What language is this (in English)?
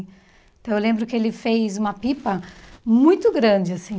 Portuguese